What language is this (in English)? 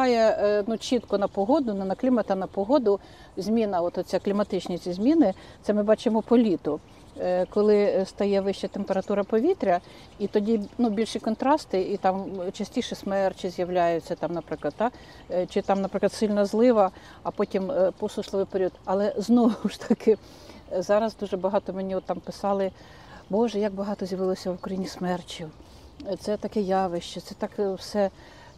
Ukrainian